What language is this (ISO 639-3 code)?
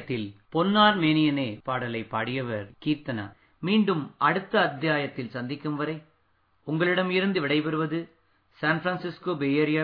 tam